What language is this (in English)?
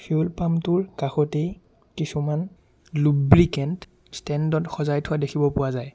Assamese